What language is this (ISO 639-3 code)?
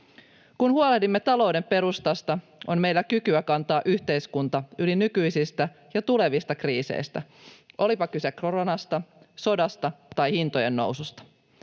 fin